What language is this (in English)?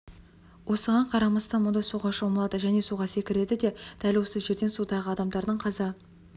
Kazakh